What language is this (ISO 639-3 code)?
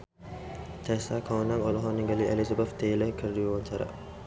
sun